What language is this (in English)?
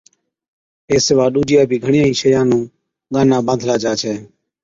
Od